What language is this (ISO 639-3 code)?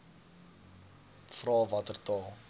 afr